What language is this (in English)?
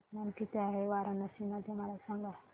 Marathi